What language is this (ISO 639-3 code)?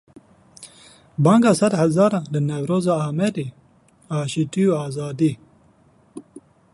kur